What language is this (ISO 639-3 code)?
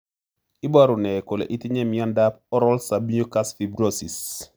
kln